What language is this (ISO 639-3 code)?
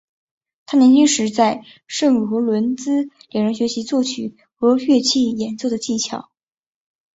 zho